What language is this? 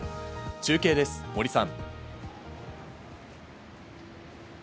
Japanese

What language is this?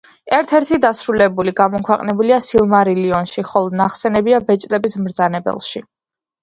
Georgian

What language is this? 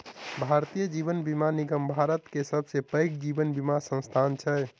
Maithili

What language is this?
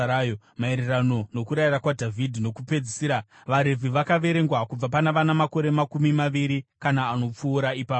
Shona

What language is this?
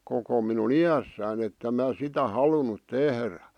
Finnish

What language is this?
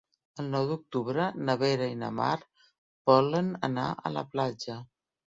Catalan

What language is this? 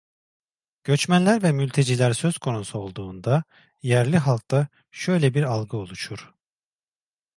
Turkish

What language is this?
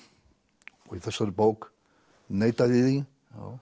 Icelandic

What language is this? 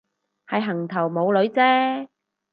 Cantonese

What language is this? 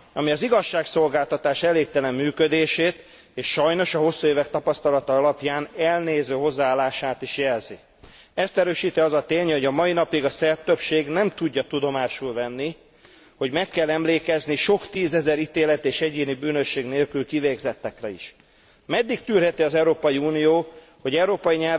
Hungarian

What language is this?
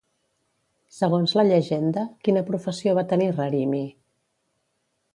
Catalan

